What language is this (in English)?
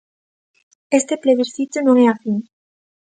Galician